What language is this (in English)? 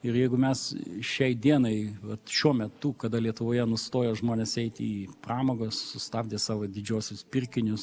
Lithuanian